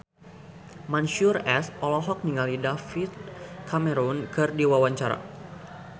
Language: Sundanese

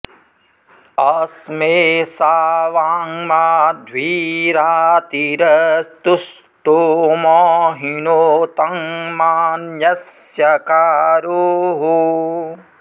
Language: Sanskrit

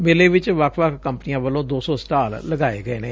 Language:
Punjabi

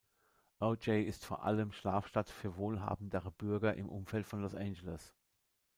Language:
German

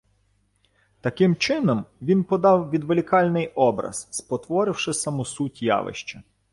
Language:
Ukrainian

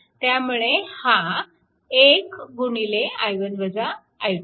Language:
Marathi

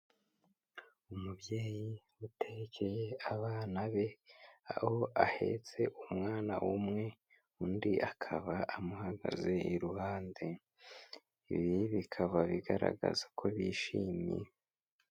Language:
Kinyarwanda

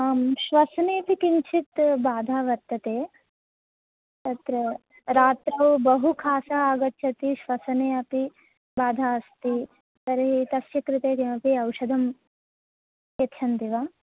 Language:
Sanskrit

